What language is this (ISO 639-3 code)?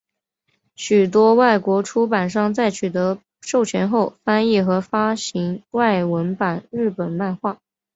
zho